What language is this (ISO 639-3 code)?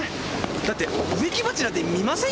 jpn